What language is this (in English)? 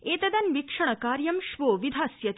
Sanskrit